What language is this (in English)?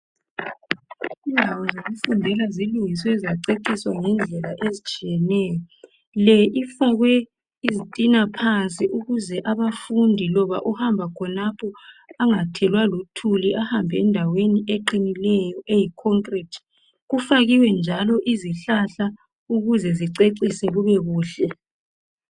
North Ndebele